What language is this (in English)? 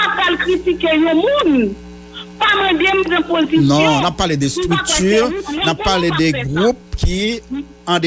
French